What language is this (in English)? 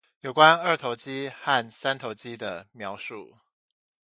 Chinese